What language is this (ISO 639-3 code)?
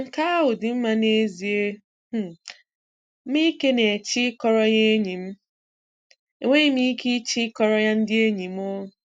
ibo